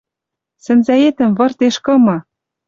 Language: Western Mari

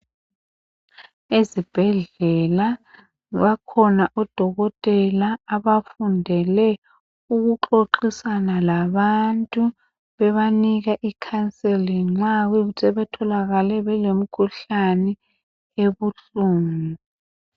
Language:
North Ndebele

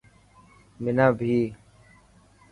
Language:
Dhatki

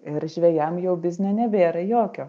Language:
Lithuanian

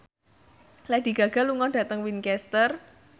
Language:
Javanese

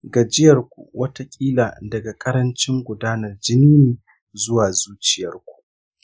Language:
Hausa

